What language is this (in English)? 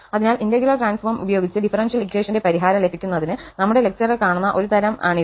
Malayalam